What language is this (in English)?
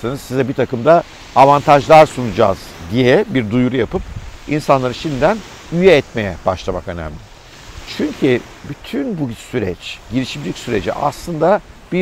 Turkish